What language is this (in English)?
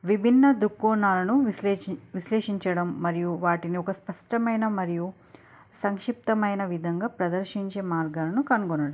Telugu